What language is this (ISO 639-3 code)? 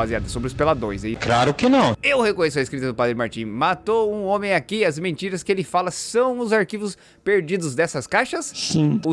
por